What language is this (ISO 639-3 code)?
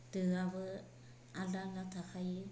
brx